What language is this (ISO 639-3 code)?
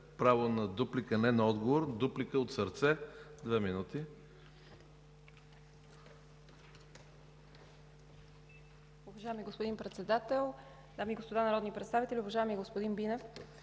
bul